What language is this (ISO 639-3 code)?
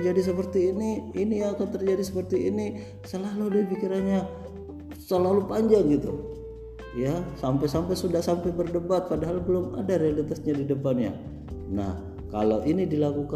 ind